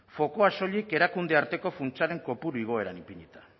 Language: Basque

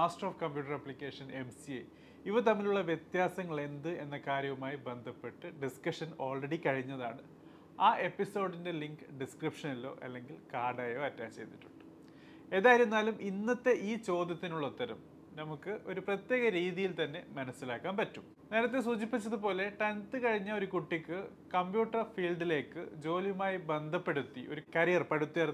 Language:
Malayalam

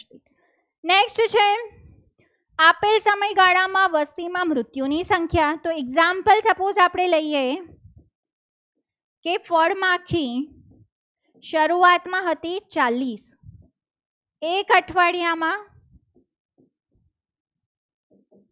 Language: Gujarati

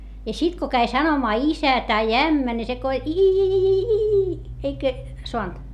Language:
Finnish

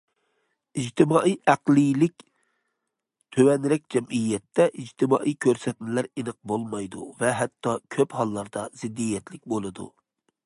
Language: Uyghur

